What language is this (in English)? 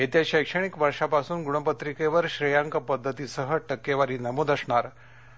Marathi